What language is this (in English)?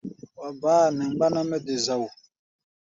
Gbaya